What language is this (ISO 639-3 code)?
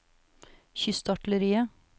nor